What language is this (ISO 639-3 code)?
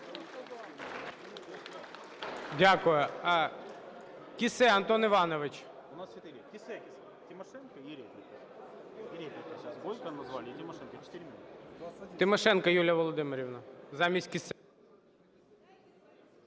ukr